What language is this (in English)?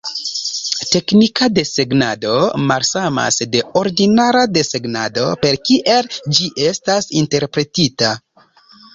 Esperanto